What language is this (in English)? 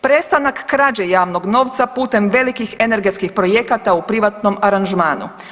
Croatian